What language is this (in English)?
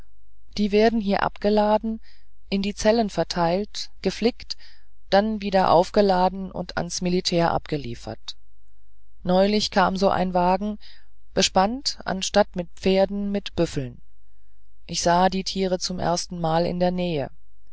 German